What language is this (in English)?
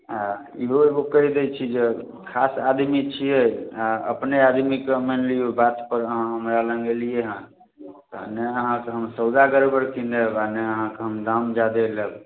Maithili